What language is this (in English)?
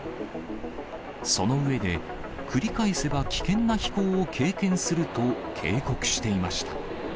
Japanese